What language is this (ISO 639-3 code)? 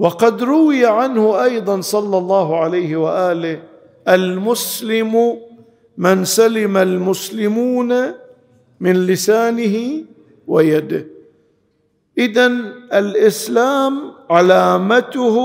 ara